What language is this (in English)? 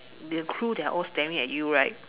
English